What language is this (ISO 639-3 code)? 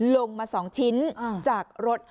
tha